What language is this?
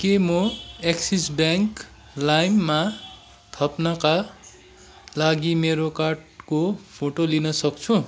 Nepali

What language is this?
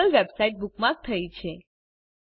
Gujarati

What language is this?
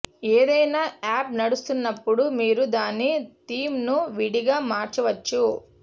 Telugu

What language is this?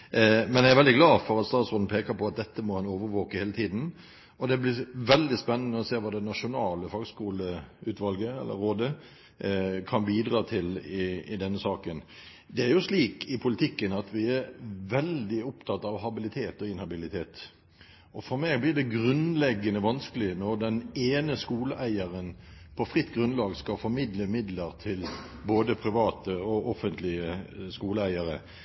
Norwegian Bokmål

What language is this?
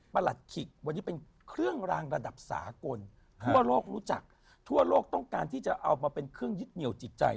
Thai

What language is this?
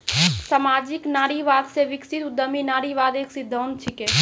Maithili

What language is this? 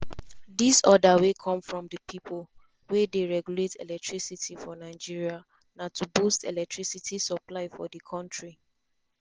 Nigerian Pidgin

